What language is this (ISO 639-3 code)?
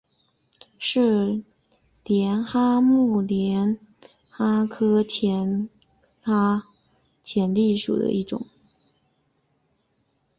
zho